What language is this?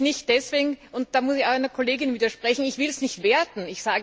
German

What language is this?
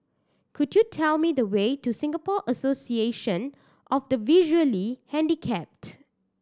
English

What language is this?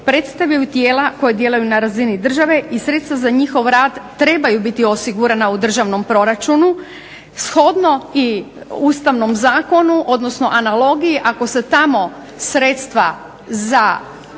Croatian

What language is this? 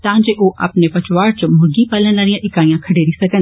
Dogri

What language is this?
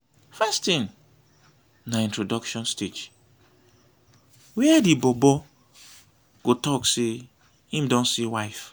Nigerian Pidgin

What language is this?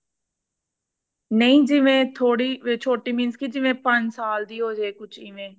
Punjabi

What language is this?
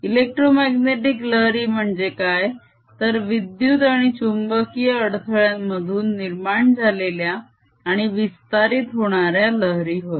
Marathi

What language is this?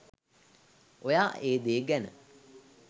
Sinhala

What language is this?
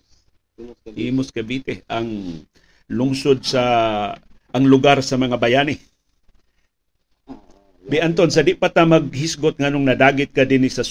Filipino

